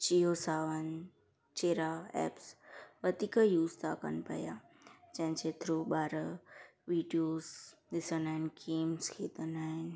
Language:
Sindhi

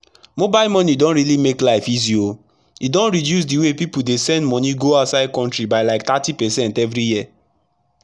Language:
Nigerian Pidgin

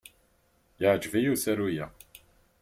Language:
Kabyle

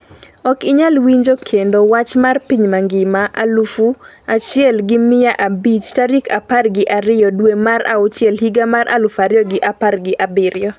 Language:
Luo (Kenya and Tanzania)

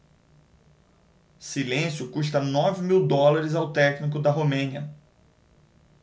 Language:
Portuguese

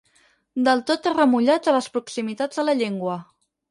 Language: Catalan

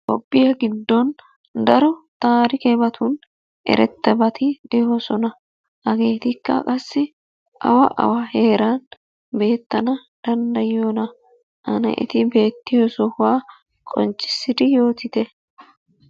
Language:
Wolaytta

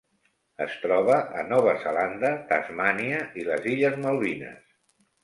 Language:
Catalan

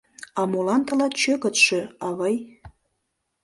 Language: Mari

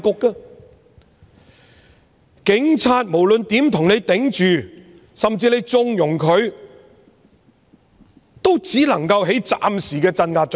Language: Cantonese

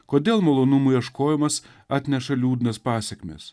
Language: Lithuanian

